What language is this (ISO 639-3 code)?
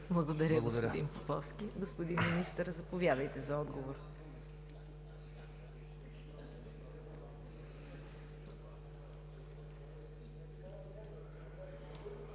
bul